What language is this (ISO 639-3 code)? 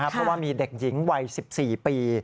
tha